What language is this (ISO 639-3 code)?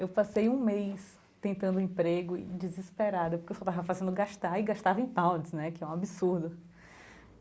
por